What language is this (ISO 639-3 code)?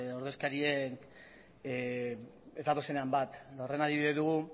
eus